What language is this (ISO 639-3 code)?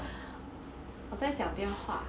eng